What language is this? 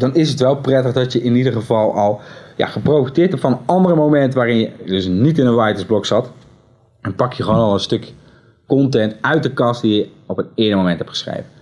Dutch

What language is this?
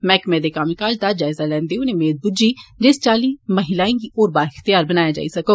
Dogri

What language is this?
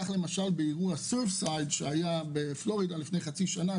Hebrew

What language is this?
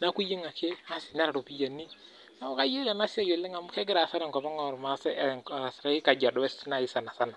Masai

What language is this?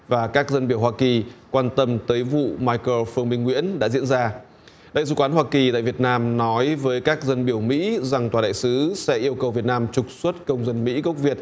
Vietnamese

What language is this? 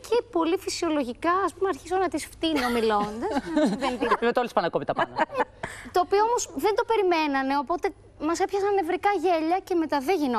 Greek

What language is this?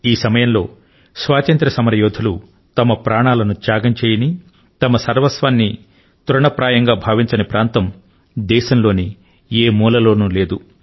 Telugu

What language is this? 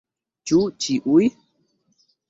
Esperanto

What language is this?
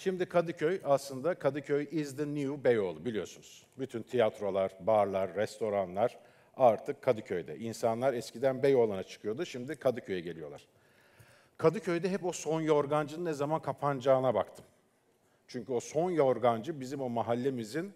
Turkish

